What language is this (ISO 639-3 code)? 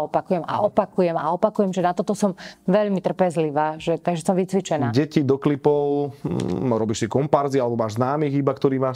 slk